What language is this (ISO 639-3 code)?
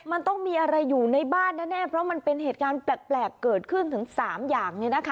tha